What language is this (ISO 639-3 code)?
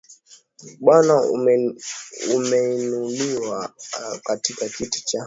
swa